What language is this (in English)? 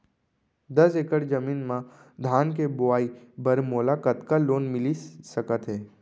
Chhattisgarhi